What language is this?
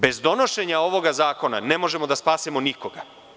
Serbian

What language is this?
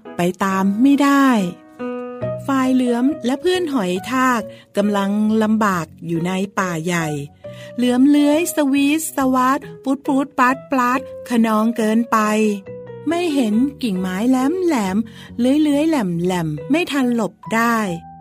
Thai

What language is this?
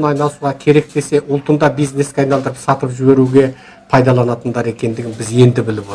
Kazakh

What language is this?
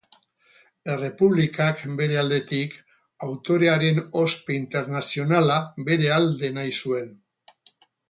Basque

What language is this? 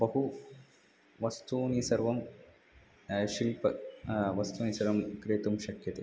Sanskrit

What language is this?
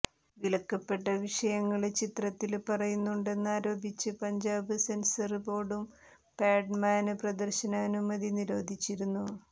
Malayalam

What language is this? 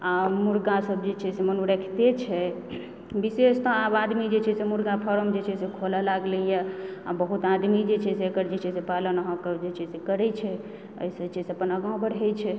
Maithili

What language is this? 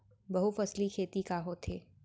Chhattisgarhi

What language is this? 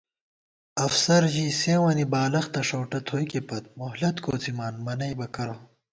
Gawar-Bati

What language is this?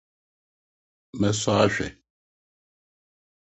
Akan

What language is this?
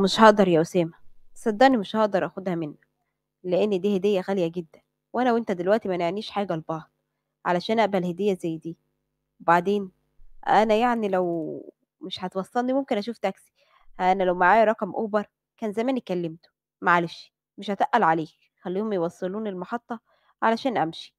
Arabic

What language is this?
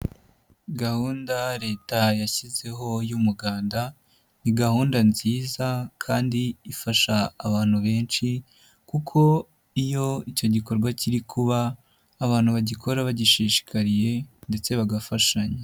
Kinyarwanda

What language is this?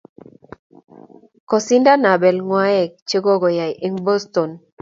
Kalenjin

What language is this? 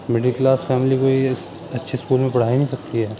Urdu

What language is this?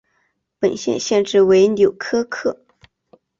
Chinese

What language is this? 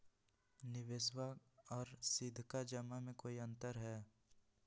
Magahi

